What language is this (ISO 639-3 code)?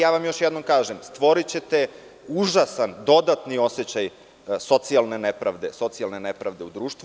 srp